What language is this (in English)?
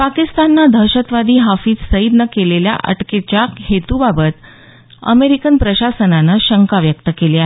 Marathi